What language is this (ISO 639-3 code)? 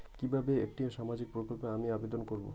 ben